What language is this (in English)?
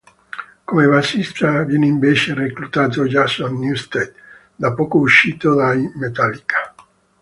Italian